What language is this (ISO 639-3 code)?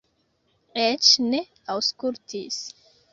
epo